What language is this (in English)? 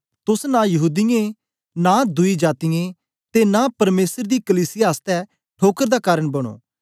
Dogri